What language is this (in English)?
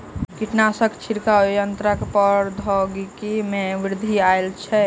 Maithili